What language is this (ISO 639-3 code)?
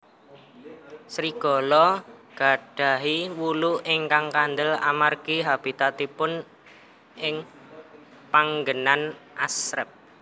jav